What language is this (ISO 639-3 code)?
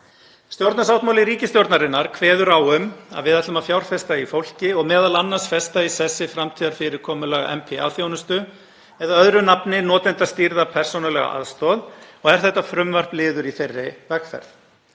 isl